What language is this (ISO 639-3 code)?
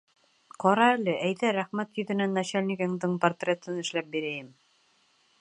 bak